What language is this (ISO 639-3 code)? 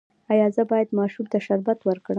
pus